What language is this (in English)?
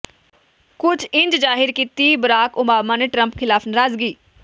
Punjabi